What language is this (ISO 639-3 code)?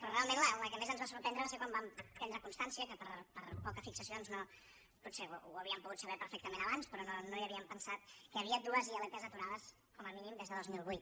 cat